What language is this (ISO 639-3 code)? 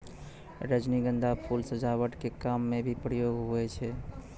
mai